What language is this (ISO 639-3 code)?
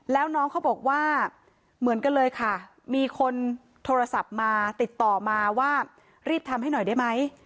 tha